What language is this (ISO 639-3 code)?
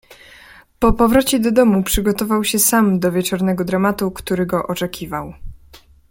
pol